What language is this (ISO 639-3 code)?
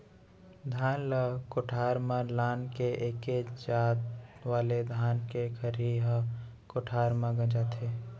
hne